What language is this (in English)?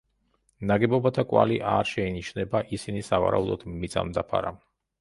Georgian